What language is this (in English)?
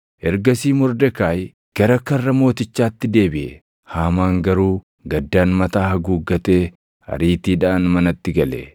Oromo